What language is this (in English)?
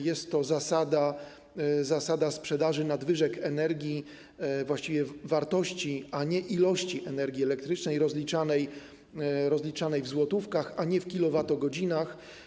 Polish